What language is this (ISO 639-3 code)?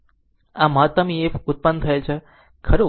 guj